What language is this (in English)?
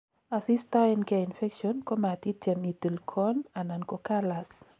Kalenjin